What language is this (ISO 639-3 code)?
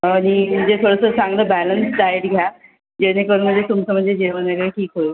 mar